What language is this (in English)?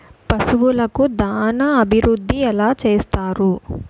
Telugu